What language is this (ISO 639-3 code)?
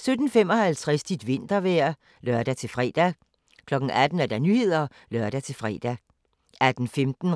dan